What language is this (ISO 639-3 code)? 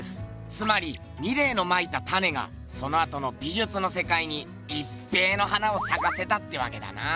jpn